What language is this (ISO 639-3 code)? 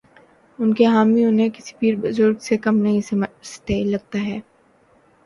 urd